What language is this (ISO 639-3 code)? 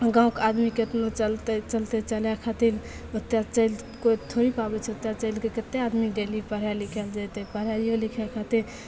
mai